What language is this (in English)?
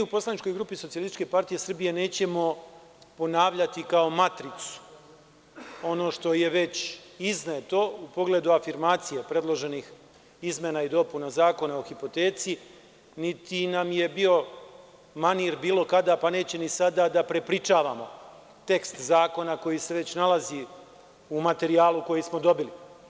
Serbian